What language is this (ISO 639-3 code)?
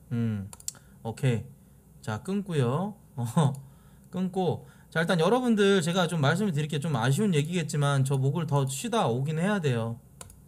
kor